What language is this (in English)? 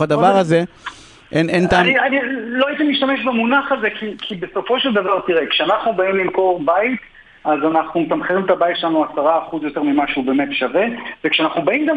Hebrew